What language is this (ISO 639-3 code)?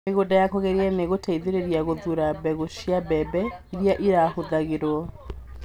kik